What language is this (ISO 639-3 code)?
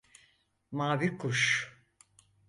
tur